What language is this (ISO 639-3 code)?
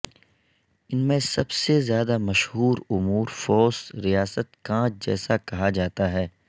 urd